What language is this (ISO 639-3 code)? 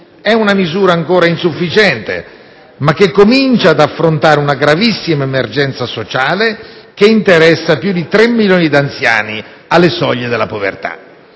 ita